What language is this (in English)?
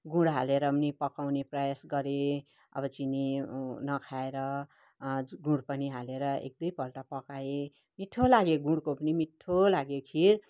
Nepali